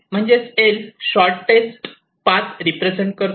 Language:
Marathi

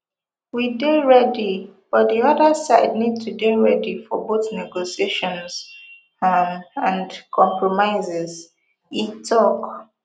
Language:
Nigerian Pidgin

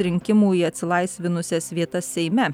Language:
Lithuanian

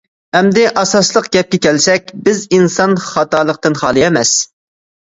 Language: Uyghur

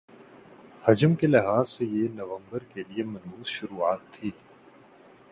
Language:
Urdu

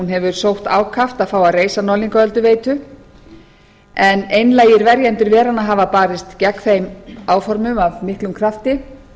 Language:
Icelandic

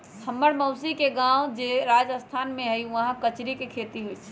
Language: Magahi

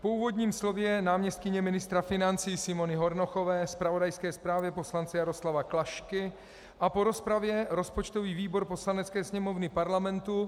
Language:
Czech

